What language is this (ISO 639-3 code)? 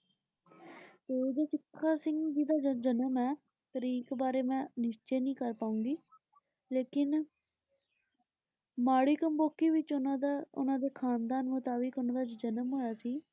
pan